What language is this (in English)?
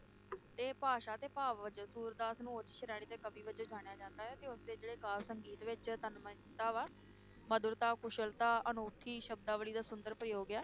Punjabi